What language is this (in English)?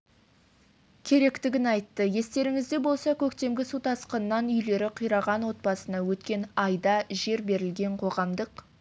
Kazakh